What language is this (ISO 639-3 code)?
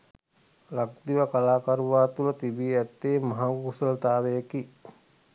sin